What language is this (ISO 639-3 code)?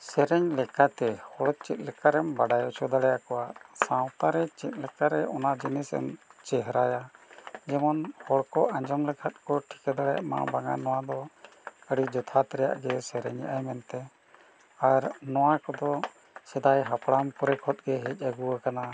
sat